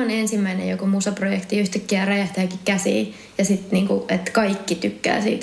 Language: Finnish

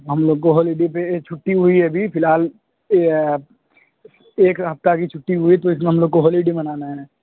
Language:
Urdu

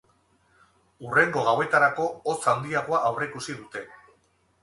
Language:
Basque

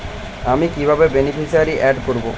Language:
Bangla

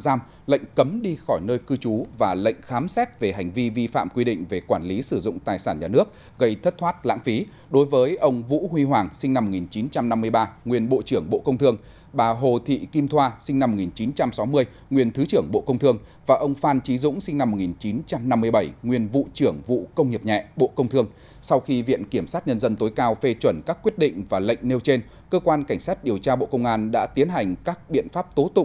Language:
Vietnamese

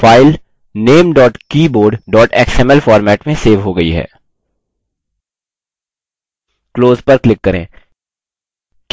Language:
Hindi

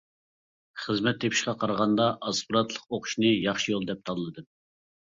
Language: Uyghur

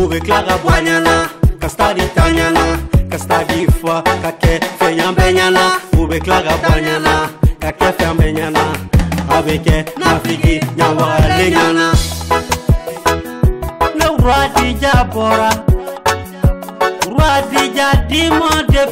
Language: French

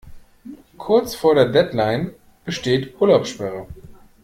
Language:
German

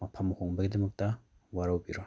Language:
Manipuri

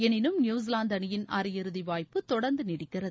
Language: Tamil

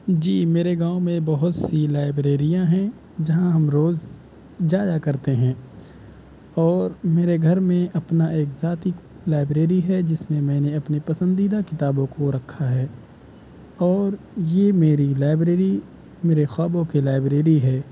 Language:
Urdu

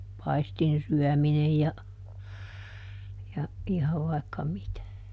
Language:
Finnish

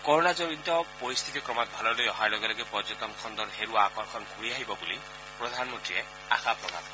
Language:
Assamese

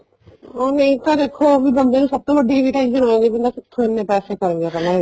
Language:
Punjabi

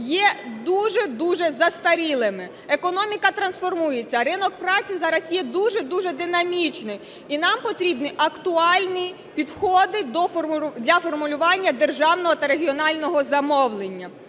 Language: Ukrainian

